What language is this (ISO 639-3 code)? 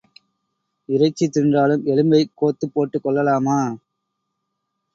tam